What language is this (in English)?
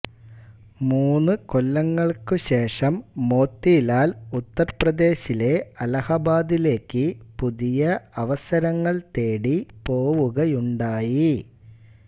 Malayalam